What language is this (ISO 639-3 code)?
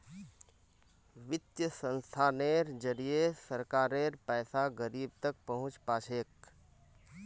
mag